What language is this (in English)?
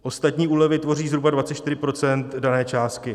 Czech